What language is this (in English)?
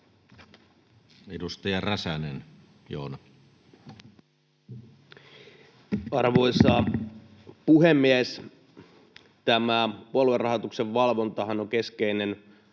Finnish